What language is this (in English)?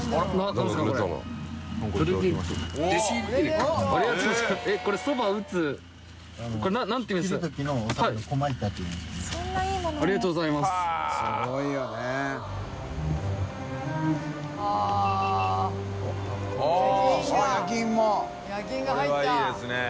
Japanese